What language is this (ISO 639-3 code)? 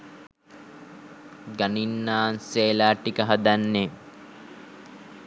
sin